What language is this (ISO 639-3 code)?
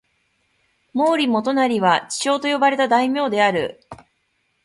jpn